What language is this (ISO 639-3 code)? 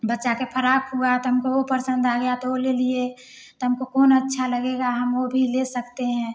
hin